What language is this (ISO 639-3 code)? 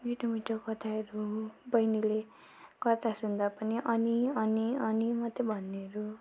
nep